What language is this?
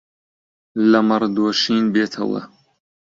Central Kurdish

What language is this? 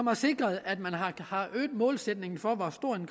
Danish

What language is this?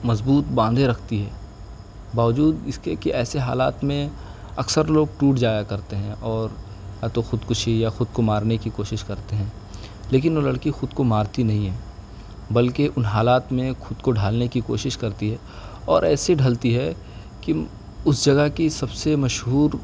Urdu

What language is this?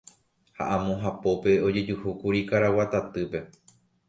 Guarani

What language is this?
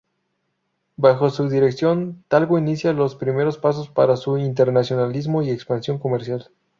Spanish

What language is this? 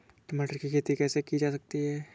Hindi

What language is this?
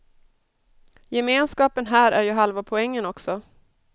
Swedish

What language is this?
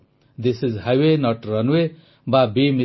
Odia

